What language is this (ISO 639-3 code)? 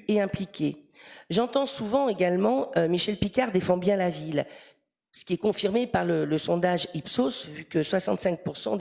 fra